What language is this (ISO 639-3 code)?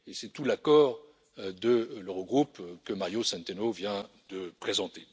fra